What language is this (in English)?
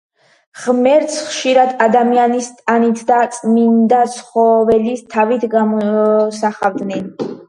Georgian